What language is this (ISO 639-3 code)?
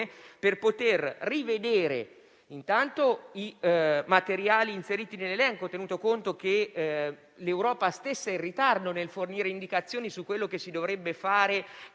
ita